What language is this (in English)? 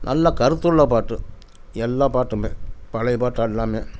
Tamil